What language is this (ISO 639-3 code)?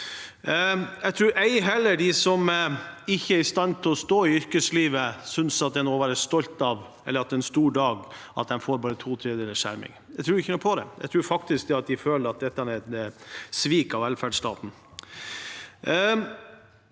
nor